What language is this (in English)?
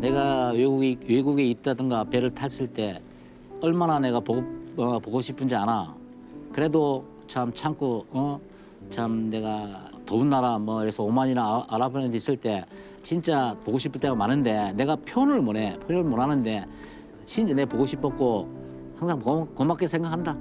Korean